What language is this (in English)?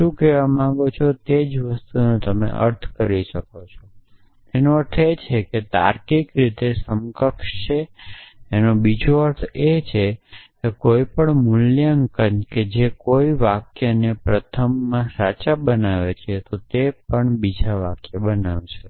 Gujarati